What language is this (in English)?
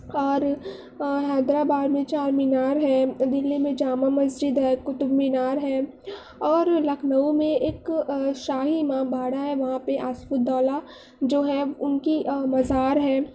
Urdu